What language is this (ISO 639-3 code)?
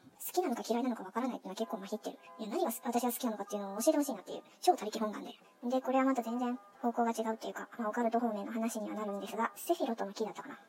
jpn